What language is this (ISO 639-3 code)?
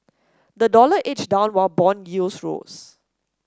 eng